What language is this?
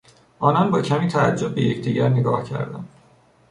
Persian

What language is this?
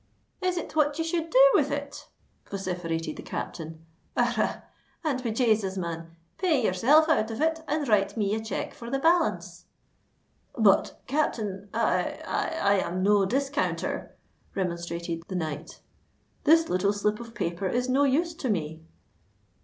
English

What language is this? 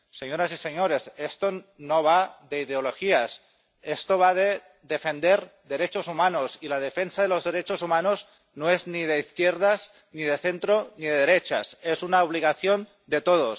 Spanish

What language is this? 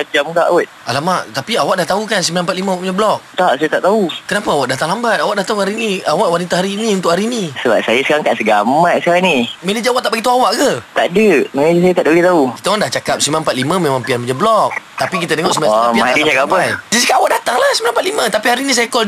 Malay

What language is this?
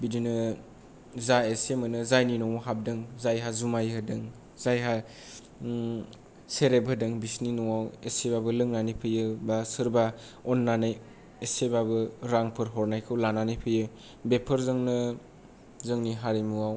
Bodo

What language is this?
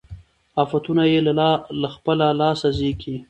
Pashto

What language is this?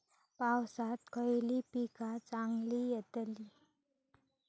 Marathi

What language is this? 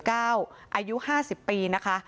Thai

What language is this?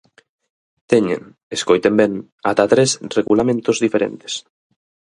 Galician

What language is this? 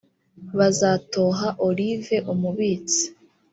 Kinyarwanda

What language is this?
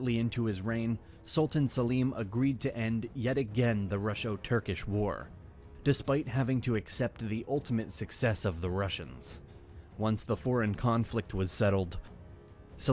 English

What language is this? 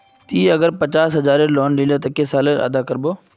Magahi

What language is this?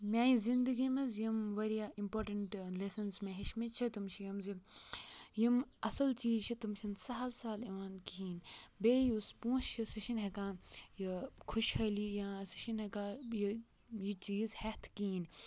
Kashmiri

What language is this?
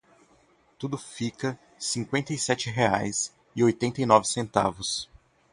Portuguese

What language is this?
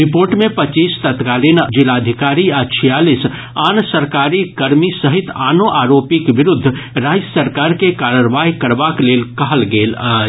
Maithili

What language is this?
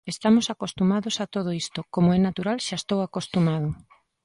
Galician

